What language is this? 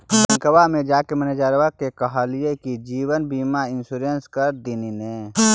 Magahi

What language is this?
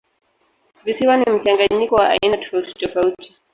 Swahili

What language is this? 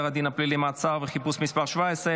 Hebrew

